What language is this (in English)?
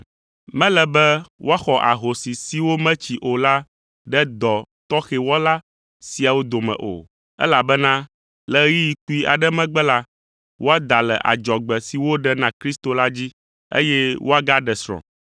Ewe